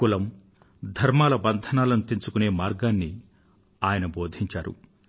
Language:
Telugu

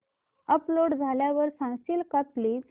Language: Marathi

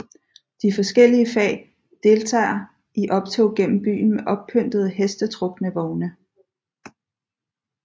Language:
Danish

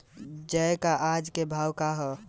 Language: Bhojpuri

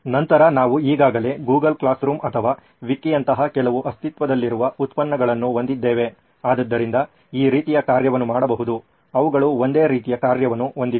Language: Kannada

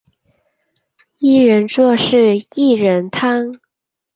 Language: Chinese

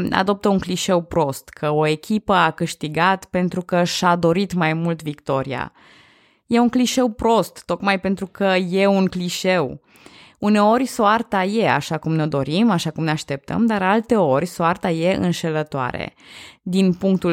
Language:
Romanian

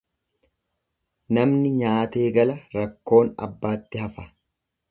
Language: Oromo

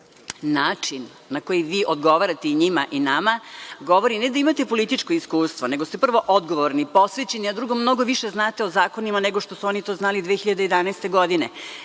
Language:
Serbian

